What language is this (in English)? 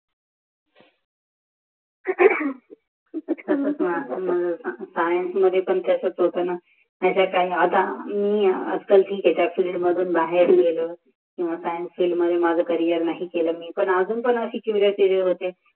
Marathi